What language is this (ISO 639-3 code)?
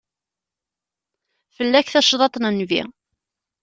kab